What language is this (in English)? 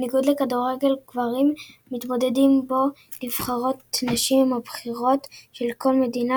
Hebrew